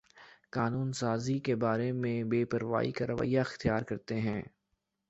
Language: Urdu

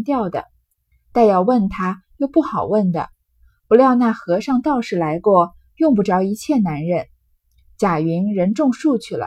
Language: Chinese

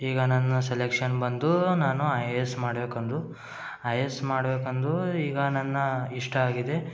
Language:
Kannada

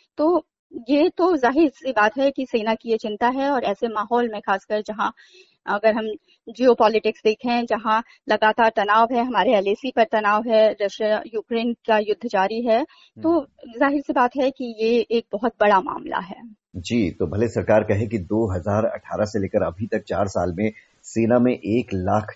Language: Hindi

